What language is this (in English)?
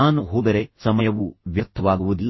Kannada